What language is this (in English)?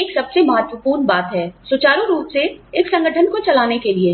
Hindi